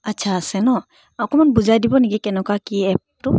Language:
Assamese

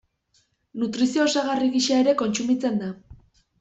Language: Basque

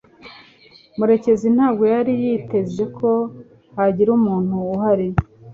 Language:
Kinyarwanda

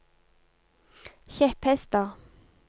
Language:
Norwegian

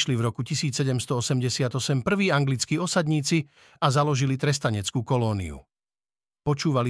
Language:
Slovak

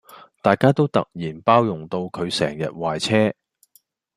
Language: Cantonese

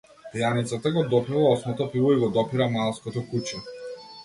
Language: Macedonian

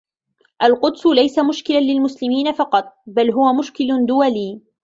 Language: Arabic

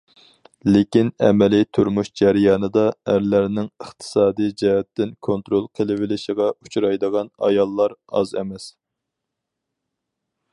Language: Uyghur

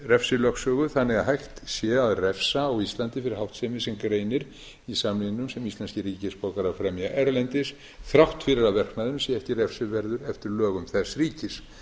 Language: Icelandic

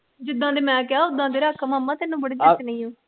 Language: Punjabi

